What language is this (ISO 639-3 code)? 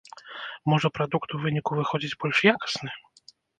bel